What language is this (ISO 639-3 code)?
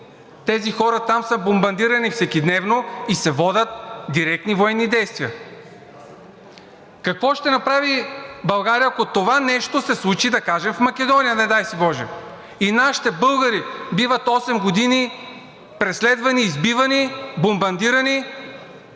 bul